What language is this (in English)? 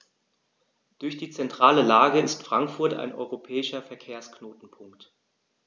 German